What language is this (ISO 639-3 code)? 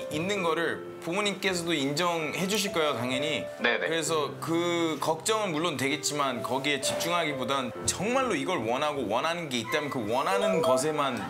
kor